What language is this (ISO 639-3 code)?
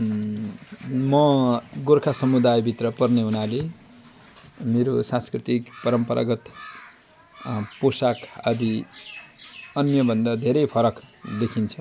nep